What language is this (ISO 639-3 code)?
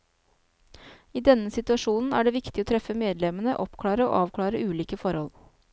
nor